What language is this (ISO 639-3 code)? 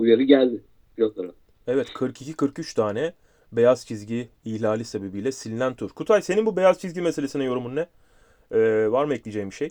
tur